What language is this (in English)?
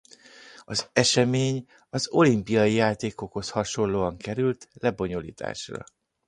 Hungarian